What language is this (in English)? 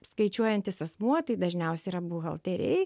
Lithuanian